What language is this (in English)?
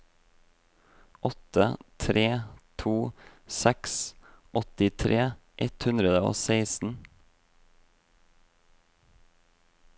Norwegian